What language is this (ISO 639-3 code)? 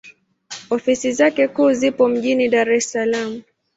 swa